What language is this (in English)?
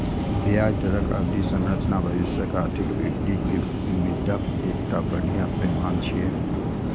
Maithili